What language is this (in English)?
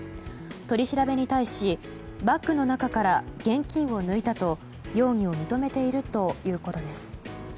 Japanese